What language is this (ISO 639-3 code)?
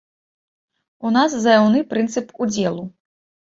bel